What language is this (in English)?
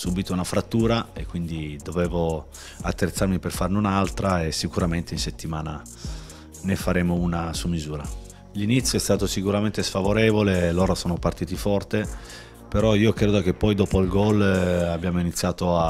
Italian